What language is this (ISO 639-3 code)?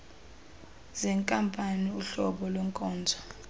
xho